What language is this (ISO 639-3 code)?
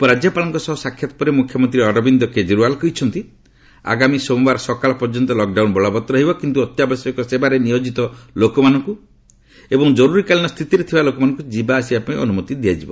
ori